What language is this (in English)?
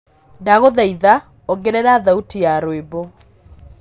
Kikuyu